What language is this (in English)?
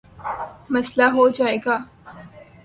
Urdu